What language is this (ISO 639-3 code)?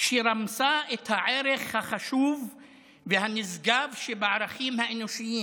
heb